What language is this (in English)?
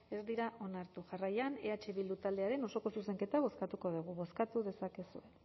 Basque